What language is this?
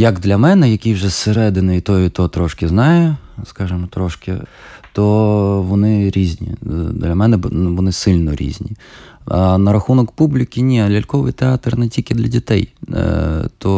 Ukrainian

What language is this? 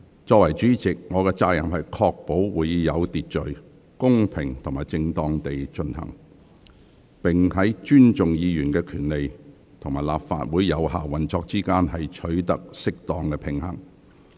Cantonese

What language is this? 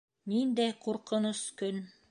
Bashkir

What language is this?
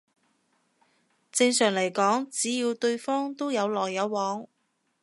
Cantonese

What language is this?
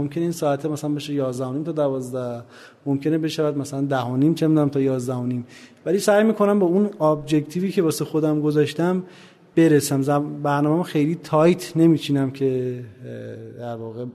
Persian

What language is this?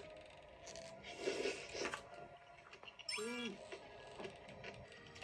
Korean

